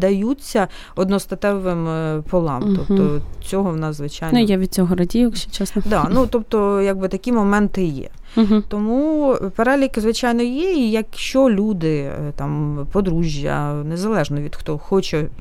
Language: Ukrainian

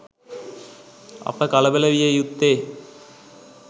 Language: Sinhala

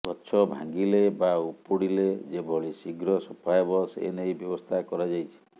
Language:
Odia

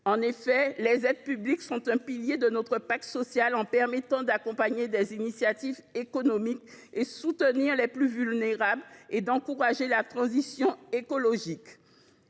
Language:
French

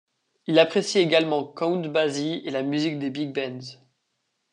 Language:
French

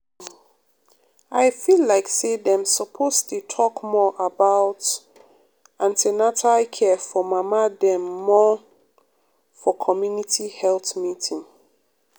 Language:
Nigerian Pidgin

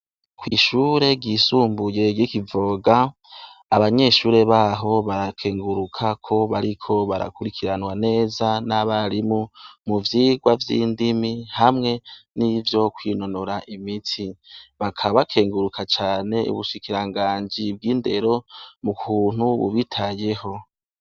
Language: Rundi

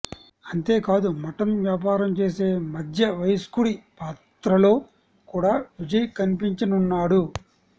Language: Telugu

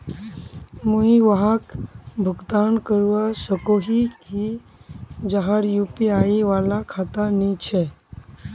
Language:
Magahi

